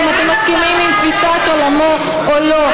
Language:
Hebrew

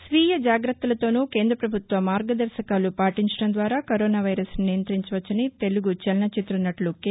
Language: Telugu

